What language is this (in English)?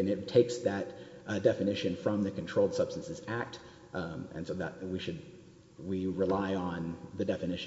English